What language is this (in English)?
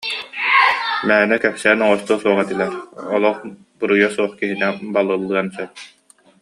Yakut